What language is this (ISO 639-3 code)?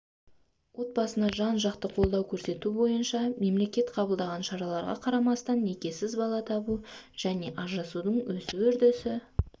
kaz